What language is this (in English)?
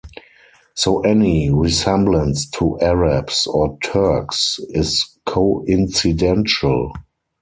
English